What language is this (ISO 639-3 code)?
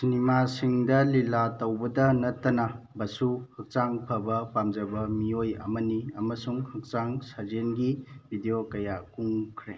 mni